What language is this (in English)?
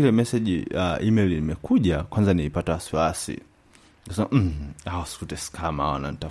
Swahili